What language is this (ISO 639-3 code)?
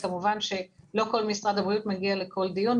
heb